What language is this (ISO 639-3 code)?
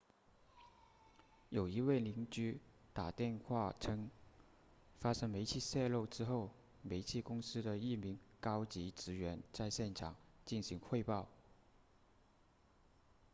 zho